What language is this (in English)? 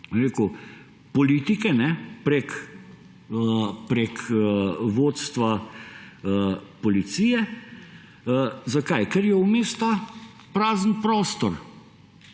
Slovenian